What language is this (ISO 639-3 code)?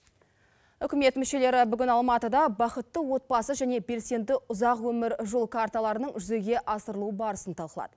kaz